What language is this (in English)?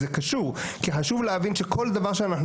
Hebrew